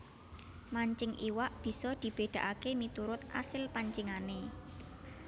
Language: Javanese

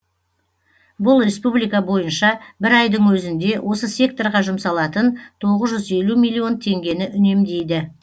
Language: Kazakh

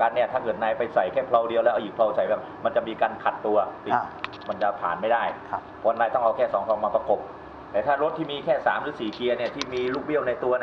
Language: Thai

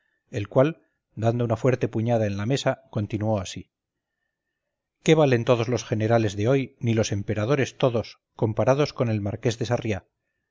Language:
Spanish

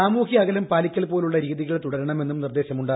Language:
Malayalam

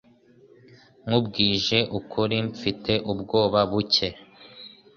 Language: Kinyarwanda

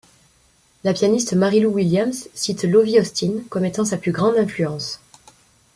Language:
French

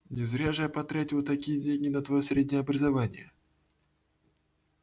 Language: Russian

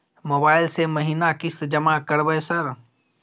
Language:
Maithili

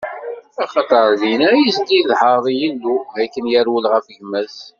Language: Kabyle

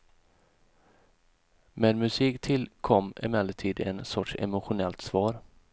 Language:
Swedish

